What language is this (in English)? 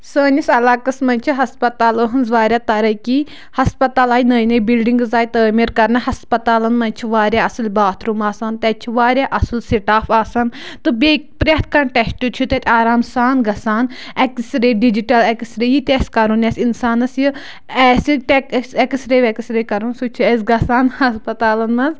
Kashmiri